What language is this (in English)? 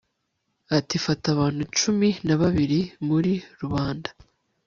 Kinyarwanda